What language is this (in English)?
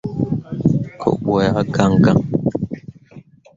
Mundang